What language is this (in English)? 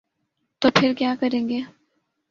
Urdu